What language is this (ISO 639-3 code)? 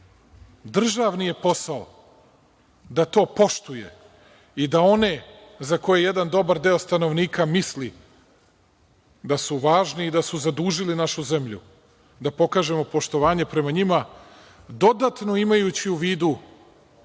srp